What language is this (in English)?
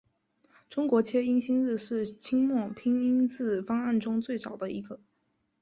Chinese